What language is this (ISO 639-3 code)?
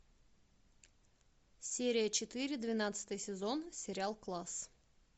rus